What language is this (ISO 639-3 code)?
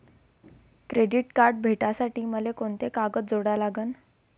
mar